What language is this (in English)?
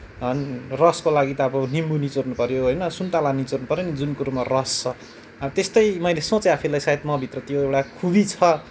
Nepali